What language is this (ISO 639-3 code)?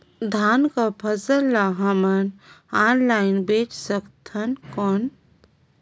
hne